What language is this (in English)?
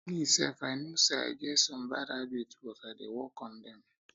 Nigerian Pidgin